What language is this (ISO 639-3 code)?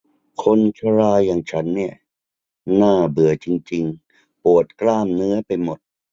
tha